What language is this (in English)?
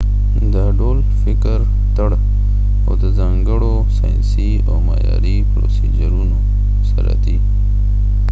Pashto